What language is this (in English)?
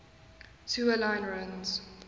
English